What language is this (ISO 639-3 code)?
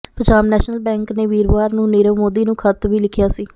pan